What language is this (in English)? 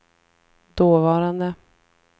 Swedish